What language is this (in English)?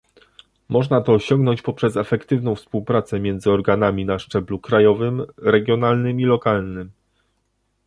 Polish